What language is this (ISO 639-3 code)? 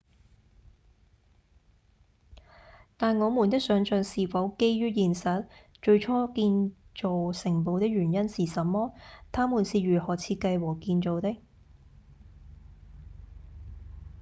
yue